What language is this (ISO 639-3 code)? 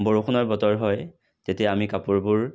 asm